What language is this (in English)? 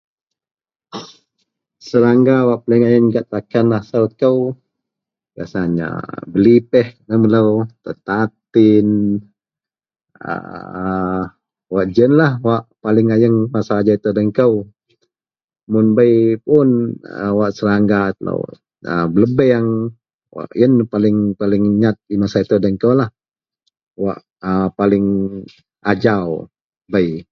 Central Melanau